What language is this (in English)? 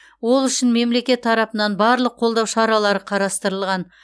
Kazakh